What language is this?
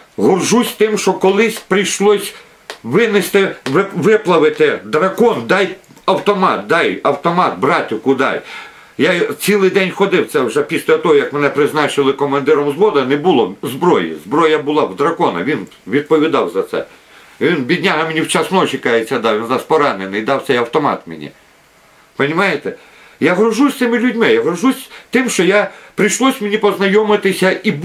Ukrainian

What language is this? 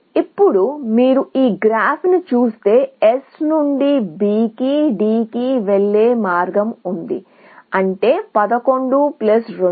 Telugu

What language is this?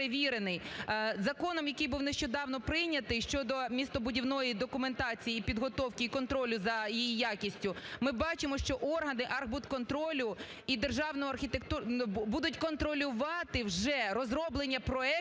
Ukrainian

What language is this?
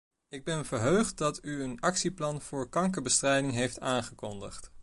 Dutch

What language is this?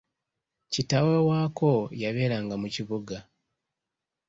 Ganda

